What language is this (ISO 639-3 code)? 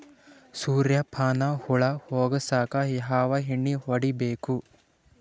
kan